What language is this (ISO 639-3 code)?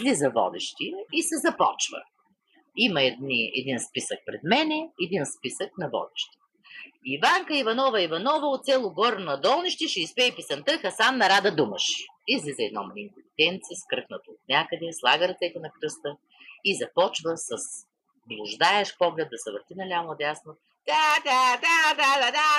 bul